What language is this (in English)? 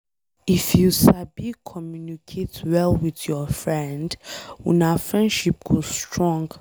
Nigerian Pidgin